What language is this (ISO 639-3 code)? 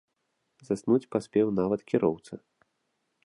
bel